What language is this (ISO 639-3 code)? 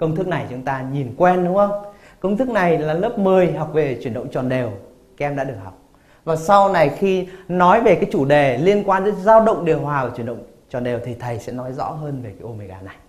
vie